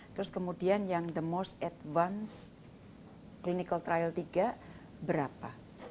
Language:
Indonesian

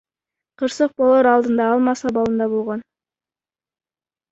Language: Kyrgyz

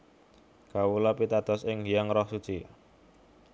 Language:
Javanese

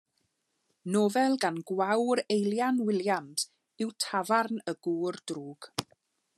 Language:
Welsh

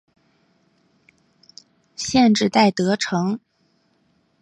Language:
Chinese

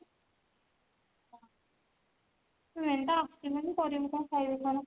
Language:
Odia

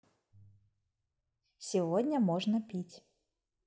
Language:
Russian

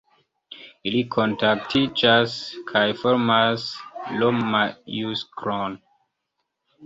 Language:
Esperanto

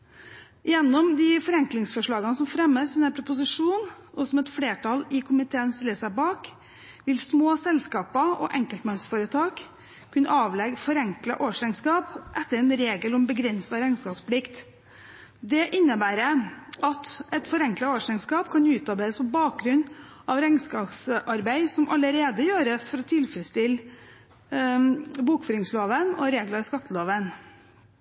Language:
Norwegian Bokmål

